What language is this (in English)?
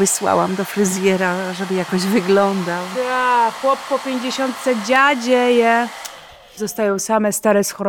Polish